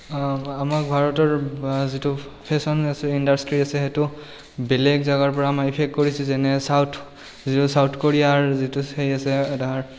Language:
Assamese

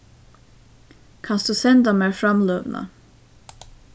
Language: Faroese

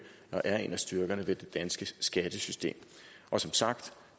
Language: Danish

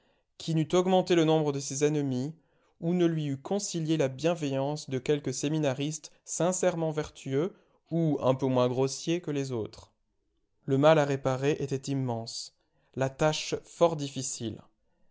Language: French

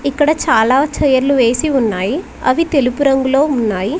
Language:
Telugu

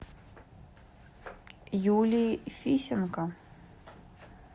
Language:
Russian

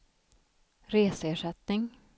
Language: Swedish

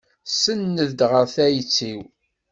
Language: Kabyle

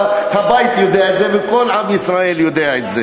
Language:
Hebrew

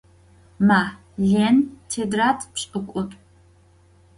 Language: Adyghe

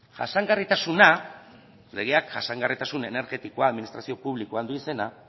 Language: Basque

